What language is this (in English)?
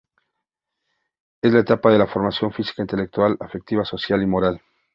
Spanish